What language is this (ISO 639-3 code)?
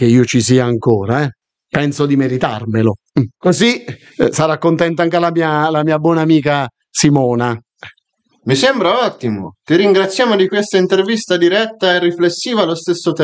ita